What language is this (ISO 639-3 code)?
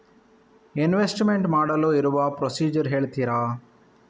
kan